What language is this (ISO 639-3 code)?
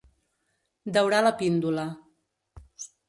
cat